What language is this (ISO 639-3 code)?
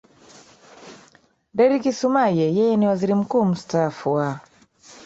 swa